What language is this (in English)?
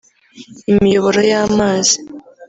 Kinyarwanda